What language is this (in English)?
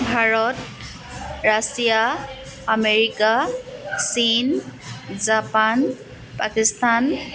Assamese